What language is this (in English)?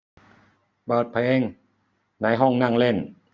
Thai